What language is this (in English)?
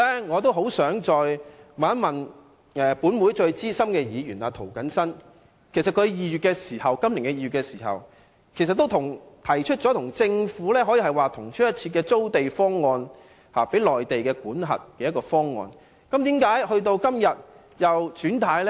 Cantonese